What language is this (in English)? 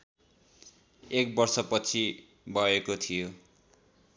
Nepali